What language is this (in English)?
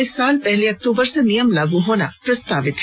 Hindi